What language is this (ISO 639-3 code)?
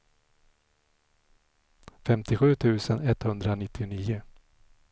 swe